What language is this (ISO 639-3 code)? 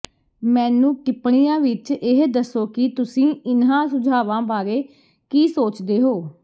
pan